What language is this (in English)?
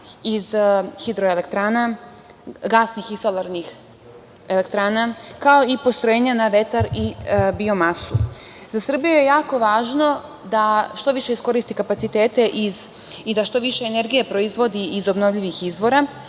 Serbian